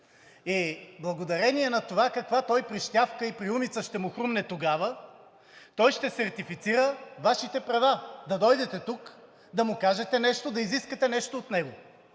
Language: Bulgarian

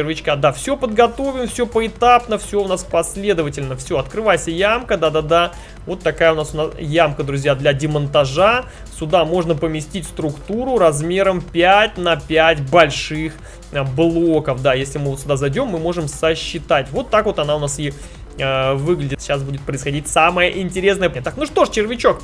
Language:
Russian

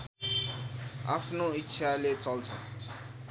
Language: Nepali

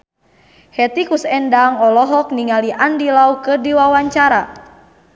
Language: Sundanese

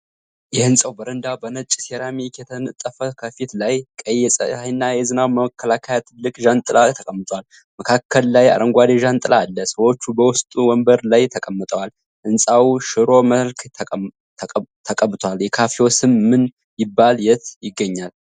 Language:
Amharic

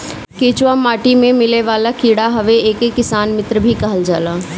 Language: Bhojpuri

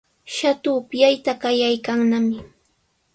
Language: Sihuas Ancash Quechua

